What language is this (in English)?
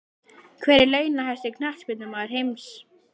Icelandic